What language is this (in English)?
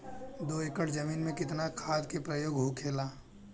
Bhojpuri